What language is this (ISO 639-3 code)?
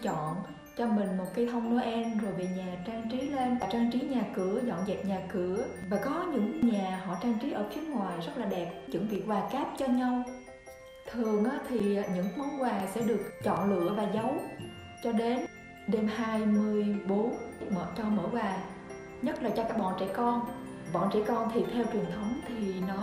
vie